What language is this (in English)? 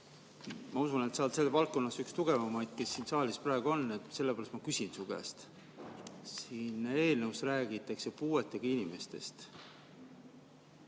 Estonian